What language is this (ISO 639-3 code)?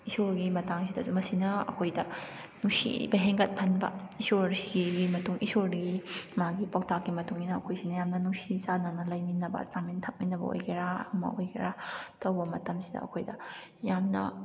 mni